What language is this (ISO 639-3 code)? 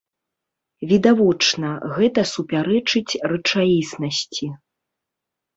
bel